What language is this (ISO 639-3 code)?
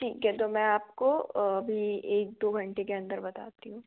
hin